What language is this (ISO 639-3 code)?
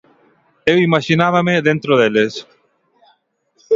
glg